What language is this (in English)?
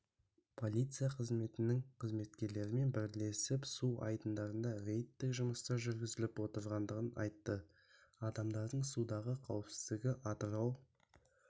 Kazakh